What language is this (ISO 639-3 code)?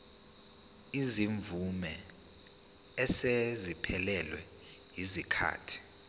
zul